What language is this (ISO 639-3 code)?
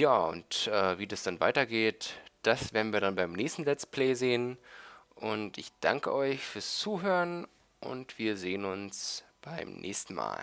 deu